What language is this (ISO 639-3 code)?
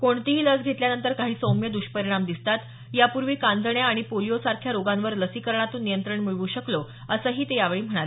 mar